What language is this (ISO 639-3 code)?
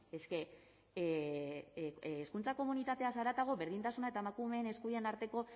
eus